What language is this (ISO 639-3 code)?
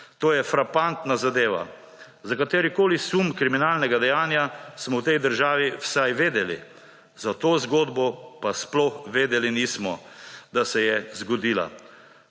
slv